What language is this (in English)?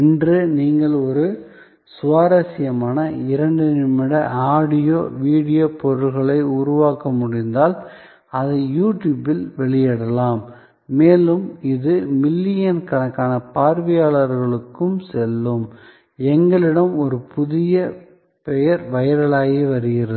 Tamil